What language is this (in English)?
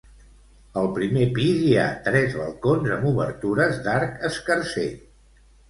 Catalan